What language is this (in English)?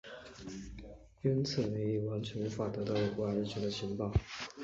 Chinese